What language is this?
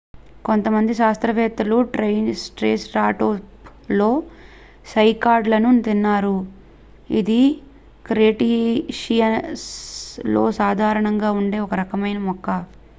Telugu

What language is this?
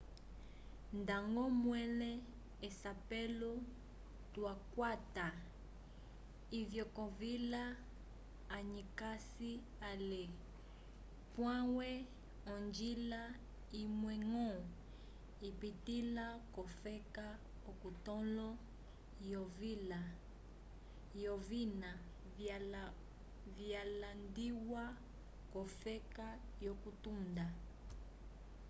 Umbundu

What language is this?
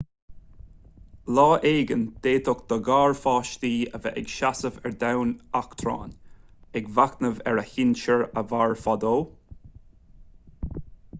Irish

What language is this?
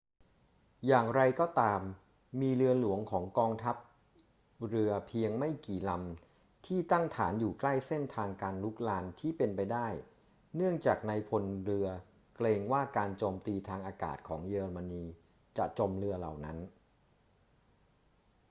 Thai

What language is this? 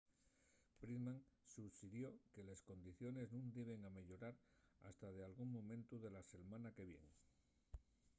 Asturian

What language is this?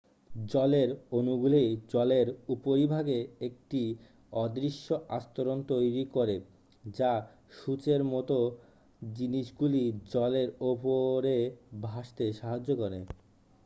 Bangla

